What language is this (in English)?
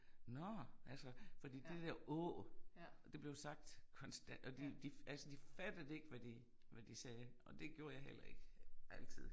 Danish